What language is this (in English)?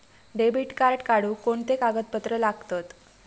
Marathi